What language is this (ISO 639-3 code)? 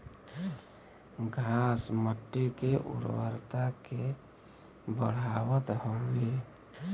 bho